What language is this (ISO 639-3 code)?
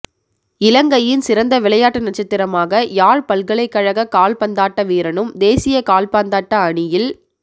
tam